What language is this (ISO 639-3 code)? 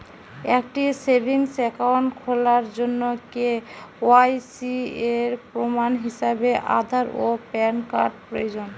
ben